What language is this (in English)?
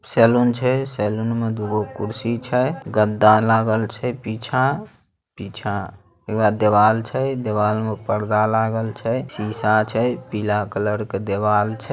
Magahi